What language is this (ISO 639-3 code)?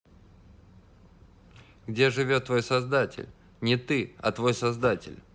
rus